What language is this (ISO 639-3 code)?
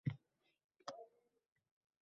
uzb